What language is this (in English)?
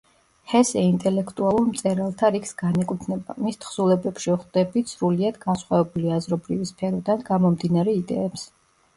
Georgian